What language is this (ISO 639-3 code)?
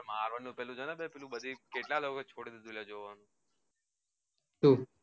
guj